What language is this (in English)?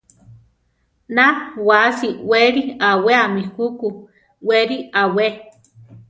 Central Tarahumara